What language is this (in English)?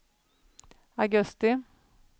Swedish